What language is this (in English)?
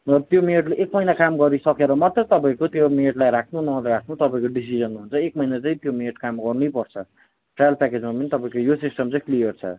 Nepali